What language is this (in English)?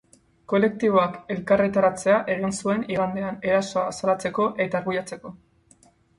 Basque